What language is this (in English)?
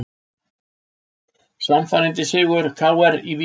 Icelandic